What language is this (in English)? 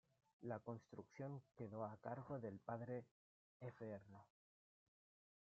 Spanish